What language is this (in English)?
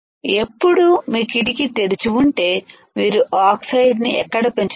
Telugu